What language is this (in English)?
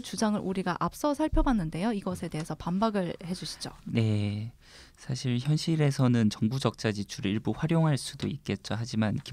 Korean